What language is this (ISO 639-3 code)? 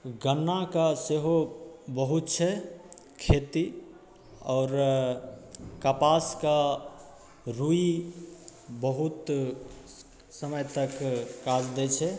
mai